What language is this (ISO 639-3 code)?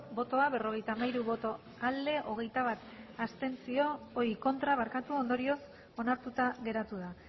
eus